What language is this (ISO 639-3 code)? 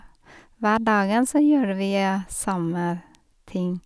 nor